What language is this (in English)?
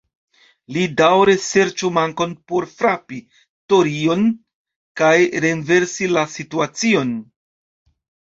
Esperanto